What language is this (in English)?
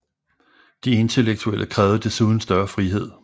Danish